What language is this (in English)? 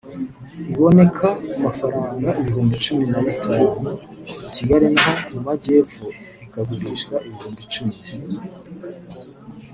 Kinyarwanda